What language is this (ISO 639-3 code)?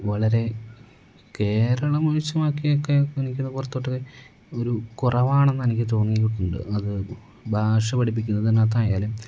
mal